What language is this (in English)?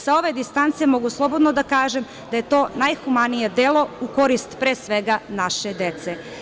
Serbian